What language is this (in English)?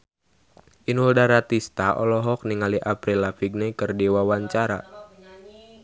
Sundanese